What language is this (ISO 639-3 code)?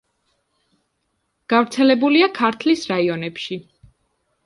kat